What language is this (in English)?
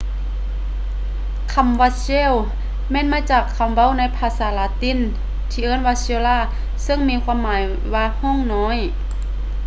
Lao